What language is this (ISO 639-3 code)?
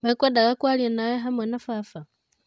kik